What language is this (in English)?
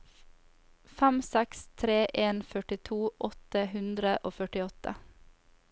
Norwegian